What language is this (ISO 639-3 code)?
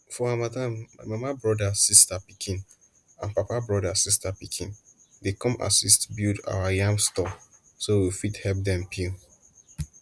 pcm